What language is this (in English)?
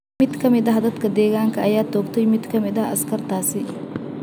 Somali